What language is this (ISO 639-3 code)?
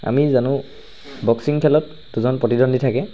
asm